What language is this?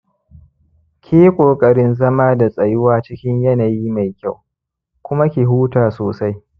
Hausa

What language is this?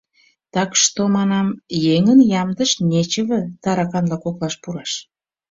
Mari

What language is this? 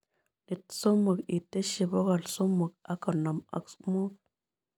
Kalenjin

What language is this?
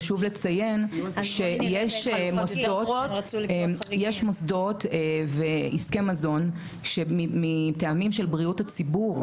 Hebrew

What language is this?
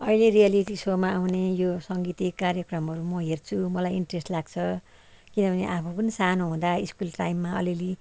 Nepali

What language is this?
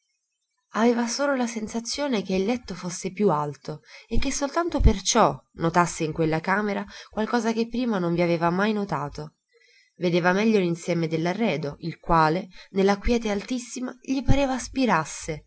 Italian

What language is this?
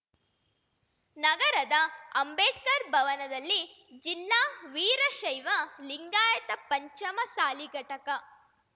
Kannada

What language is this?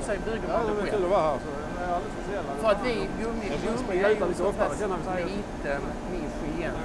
Swedish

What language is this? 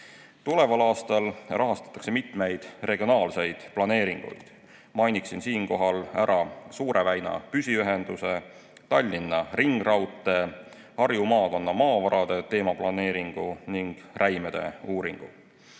Estonian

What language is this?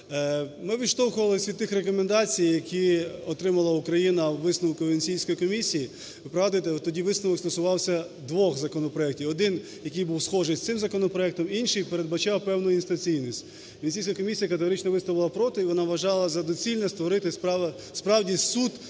Ukrainian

